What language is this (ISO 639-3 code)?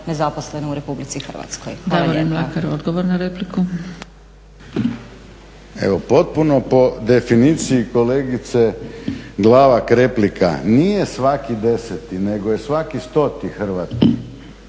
hrv